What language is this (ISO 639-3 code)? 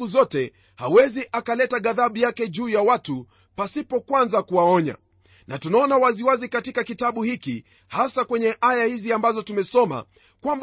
swa